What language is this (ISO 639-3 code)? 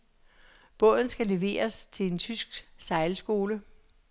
dan